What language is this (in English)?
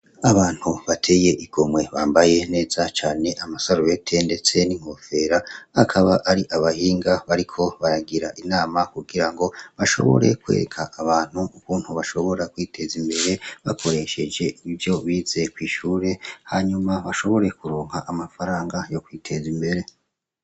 Rundi